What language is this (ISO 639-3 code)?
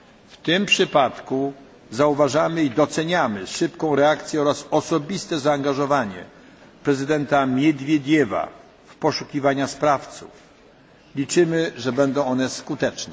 pol